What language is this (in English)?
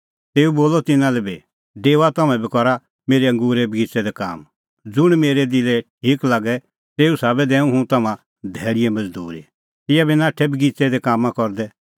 Kullu Pahari